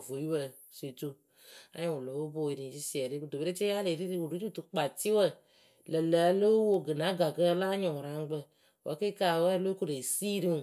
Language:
Akebu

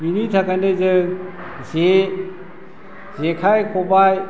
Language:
Bodo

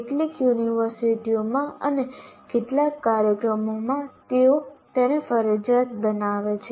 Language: Gujarati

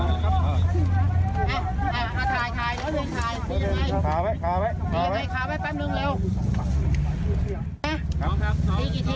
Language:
Thai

